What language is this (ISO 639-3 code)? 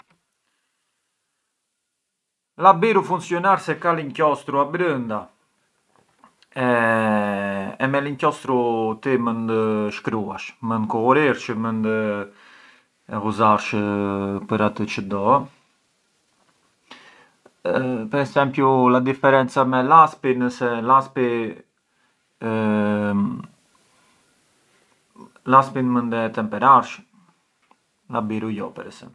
aae